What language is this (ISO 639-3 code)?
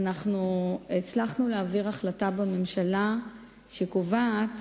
heb